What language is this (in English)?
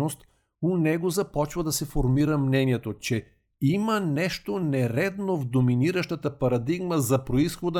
Bulgarian